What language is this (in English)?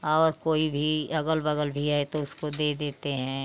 Hindi